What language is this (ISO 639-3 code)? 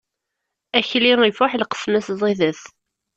kab